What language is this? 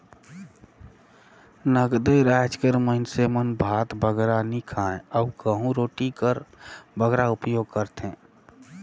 Chhattisgarhi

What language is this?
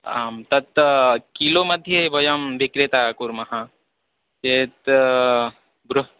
Sanskrit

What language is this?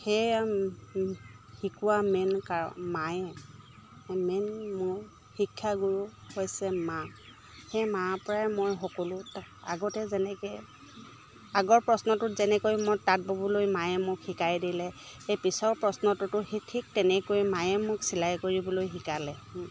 Assamese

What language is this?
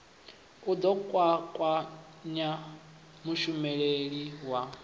Venda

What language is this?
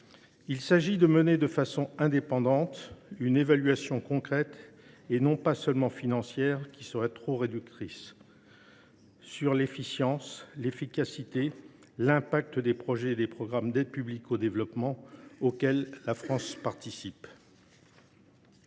French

